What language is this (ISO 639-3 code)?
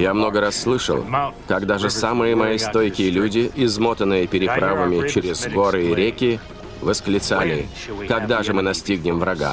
rus